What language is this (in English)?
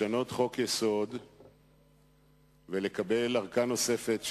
Hebrew